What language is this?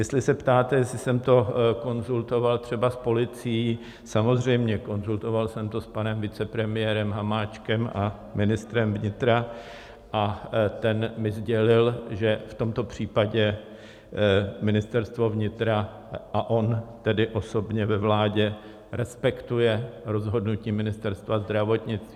Czech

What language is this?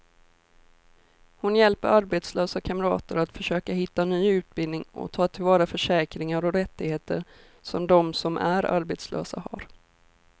Swedish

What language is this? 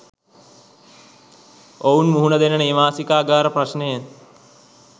Sinhala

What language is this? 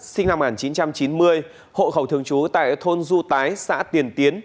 Vietnamese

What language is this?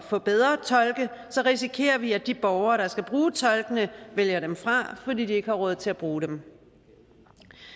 Danish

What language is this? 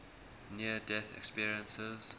English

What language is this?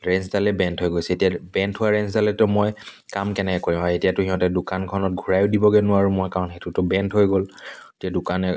Assamese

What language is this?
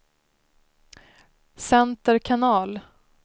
Swedish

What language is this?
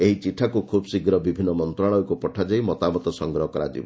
Odia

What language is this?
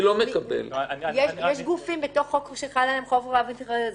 Hebrew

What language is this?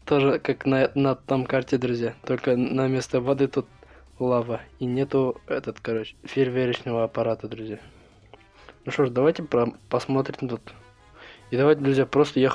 Russian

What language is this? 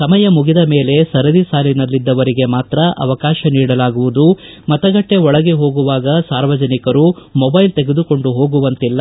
Kannada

